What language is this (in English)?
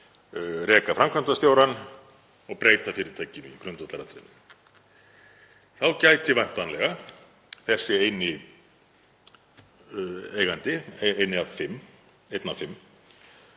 Icelandic